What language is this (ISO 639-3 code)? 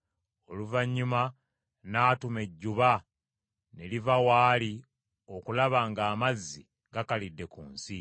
lug